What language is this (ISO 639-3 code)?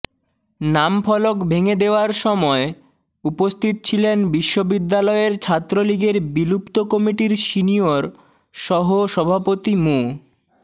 ben